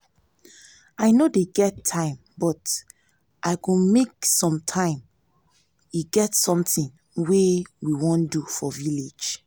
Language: Nigerian Pidgin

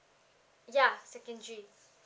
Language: English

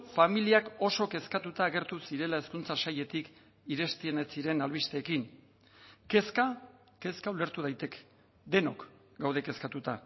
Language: Basque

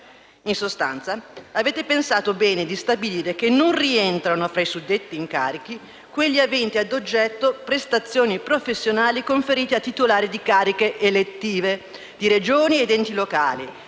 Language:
Italian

